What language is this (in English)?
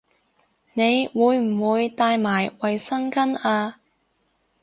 Cantonese